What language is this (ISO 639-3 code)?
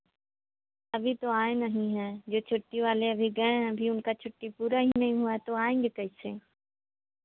hin